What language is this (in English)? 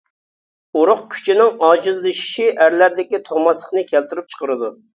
Uyghur